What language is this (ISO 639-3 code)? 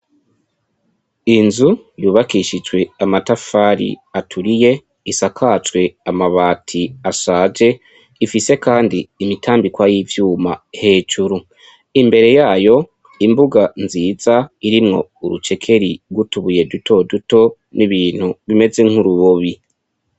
run